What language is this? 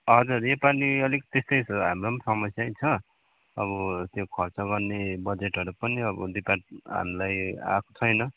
Nepali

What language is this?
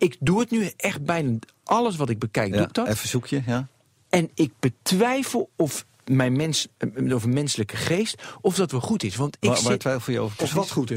Dutch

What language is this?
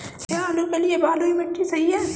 Hindi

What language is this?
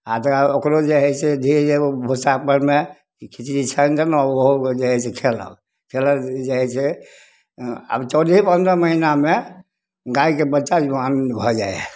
Maithili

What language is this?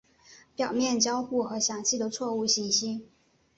Chinese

